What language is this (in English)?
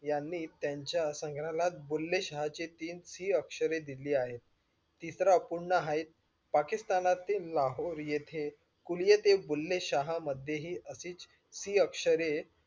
Marathi